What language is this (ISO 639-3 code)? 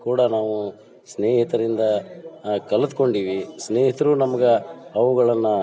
kan